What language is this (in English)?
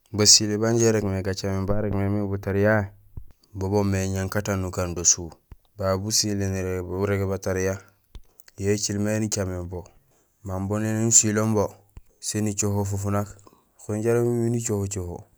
Gusilay